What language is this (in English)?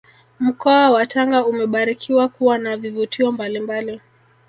Swahili